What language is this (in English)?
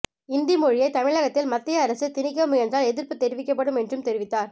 Tamil